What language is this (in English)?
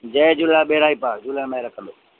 Sindhi